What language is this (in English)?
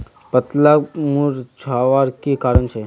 Magahi